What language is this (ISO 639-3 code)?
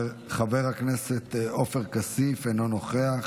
heb